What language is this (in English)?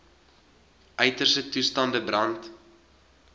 Afrikaans